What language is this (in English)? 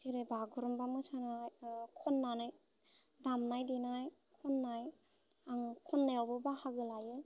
Bodo